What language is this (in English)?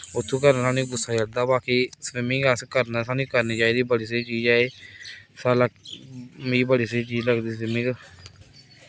Dogri